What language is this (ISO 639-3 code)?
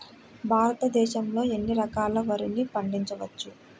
tel